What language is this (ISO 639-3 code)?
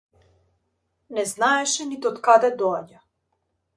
mkd